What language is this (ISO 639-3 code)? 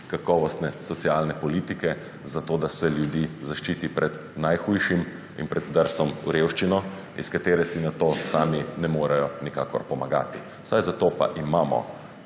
slv